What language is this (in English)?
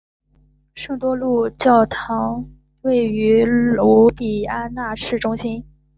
Chinese